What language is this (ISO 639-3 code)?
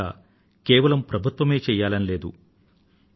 tel